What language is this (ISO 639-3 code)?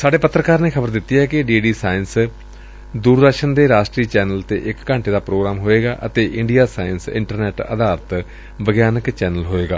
pan